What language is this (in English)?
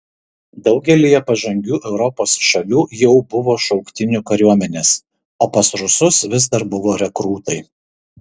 Lithuanian